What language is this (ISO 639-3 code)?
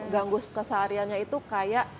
ind